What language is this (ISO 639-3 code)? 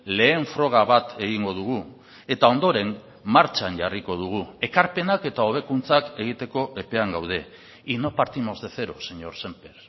eus